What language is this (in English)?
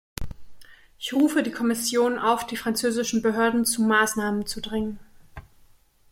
German